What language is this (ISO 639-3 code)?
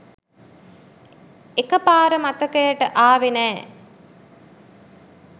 sin